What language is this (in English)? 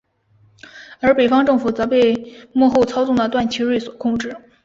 Chinese